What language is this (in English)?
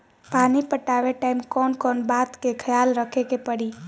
Bhojpuri